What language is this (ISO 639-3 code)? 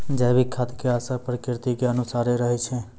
mai